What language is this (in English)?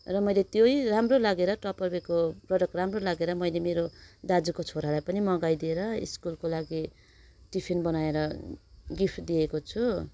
Nepali